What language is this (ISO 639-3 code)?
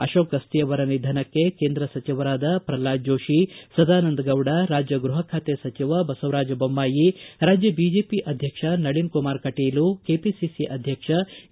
kan